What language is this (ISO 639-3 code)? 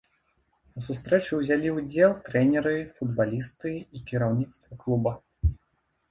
bel